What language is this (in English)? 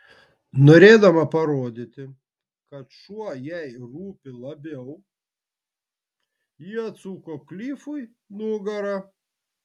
Lithuanian